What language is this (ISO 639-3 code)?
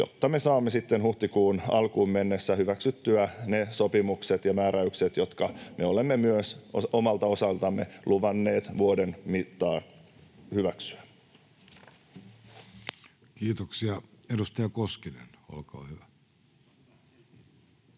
fin